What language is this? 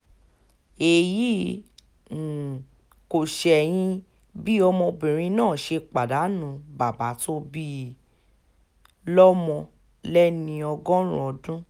Yoruba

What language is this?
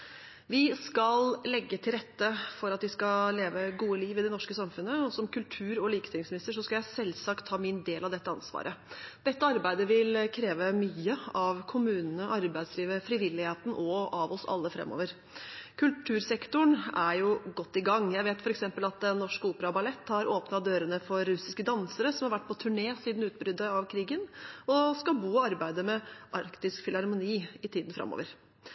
Norwegian Bokmål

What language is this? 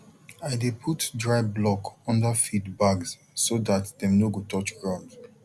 Nigerian Pidgin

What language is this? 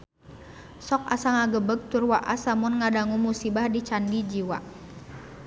Sundanese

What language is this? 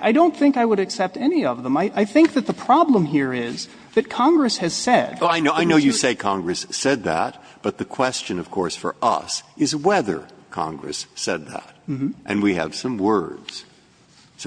English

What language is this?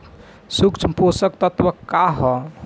Bhojpuri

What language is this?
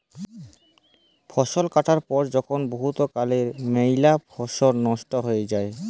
Bangla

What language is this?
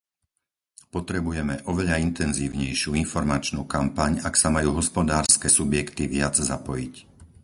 Slovak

